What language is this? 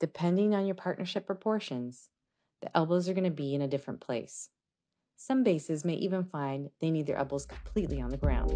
English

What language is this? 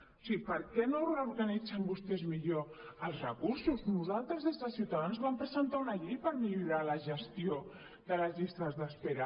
Catalan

